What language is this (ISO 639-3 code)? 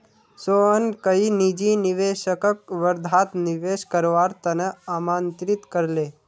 mag